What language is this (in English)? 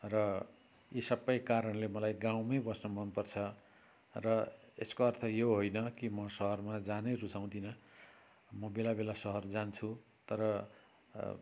Nepali